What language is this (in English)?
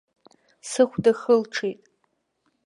Abkhazian